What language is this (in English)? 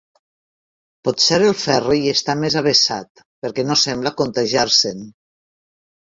Catalan